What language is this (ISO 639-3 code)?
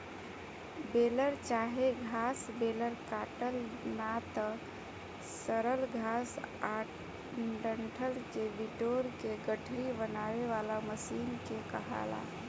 bho